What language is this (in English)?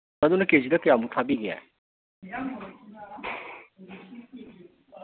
Manipuri